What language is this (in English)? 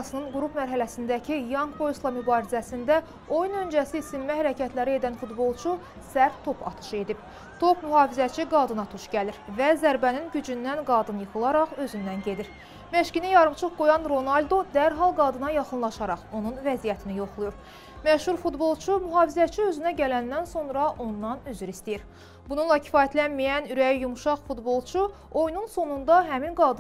Turkish